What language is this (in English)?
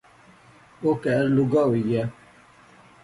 Pahari-Potwari